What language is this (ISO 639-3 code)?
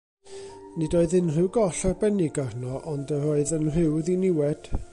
cym